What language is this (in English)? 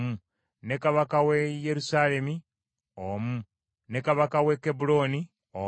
Ganda